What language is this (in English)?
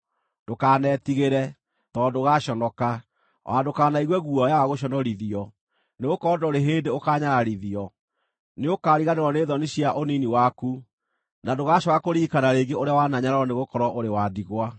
Kikuyu